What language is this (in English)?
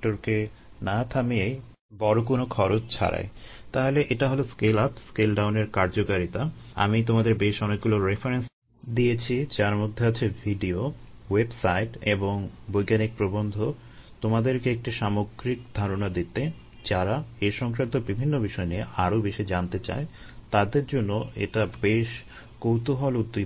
Bangla